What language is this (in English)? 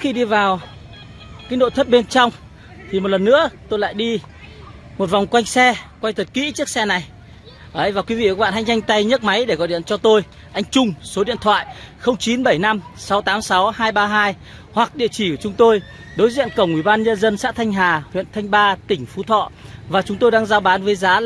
Vietnamese